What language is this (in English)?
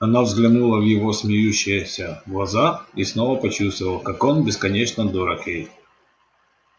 Russian